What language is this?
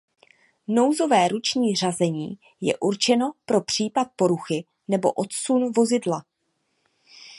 Czech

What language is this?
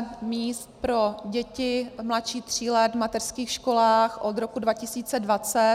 Czech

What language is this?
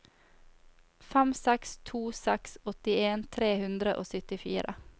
Norwegian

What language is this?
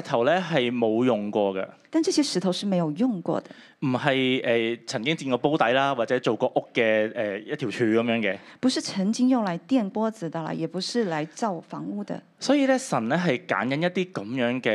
Chinese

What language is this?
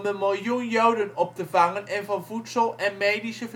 Dutch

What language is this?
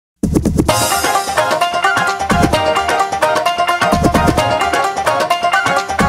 Arabic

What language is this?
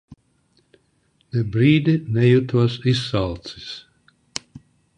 Latvian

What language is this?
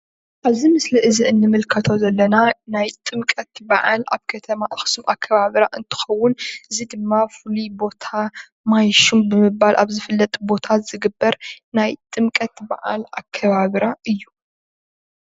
Tigrinya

